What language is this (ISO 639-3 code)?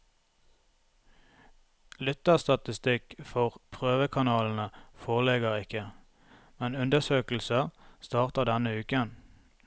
nor